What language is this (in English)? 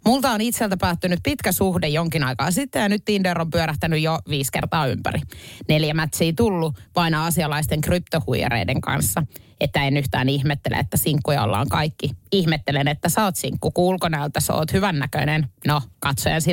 Finnish